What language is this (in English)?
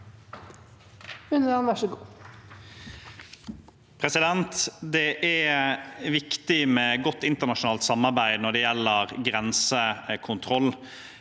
Norwegian